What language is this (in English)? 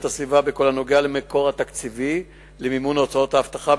Hebrew